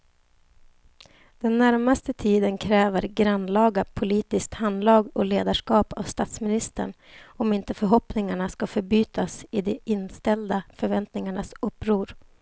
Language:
Swedish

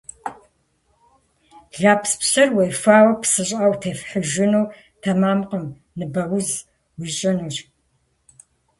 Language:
Kabardian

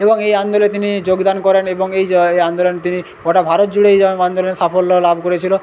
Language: Bangla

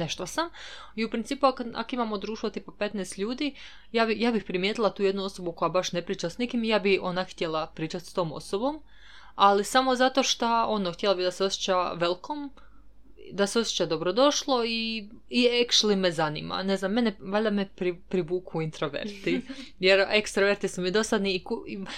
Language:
Croatian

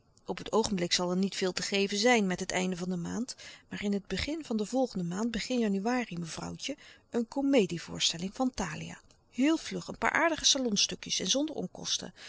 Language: Dutch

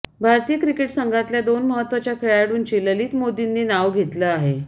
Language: Marathi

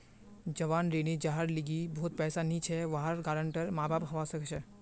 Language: Magahi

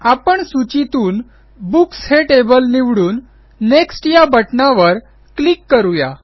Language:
Marathi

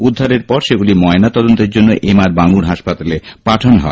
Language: Bangla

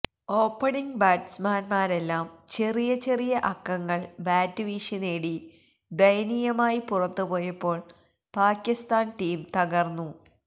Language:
Malayalam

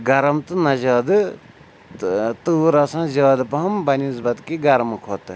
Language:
Kashmiri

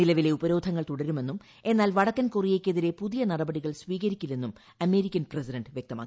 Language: Malayalam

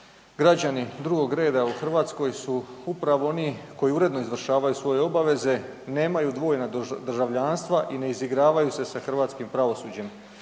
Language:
Croatian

